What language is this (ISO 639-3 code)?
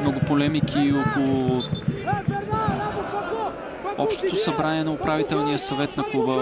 bul